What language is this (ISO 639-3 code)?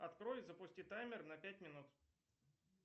rus